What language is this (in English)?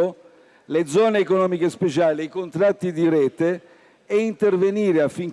Italian